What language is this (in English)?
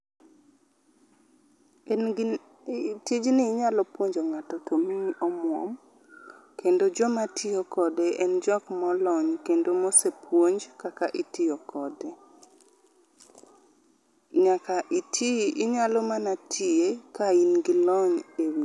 Luo (Kenya and Tanzania)